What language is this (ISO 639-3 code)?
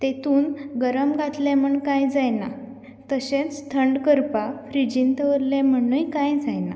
kok